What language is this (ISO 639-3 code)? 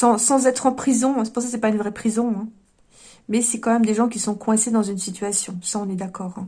fra